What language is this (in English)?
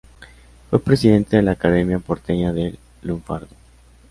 Spanish